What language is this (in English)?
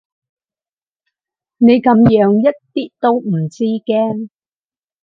Cantonese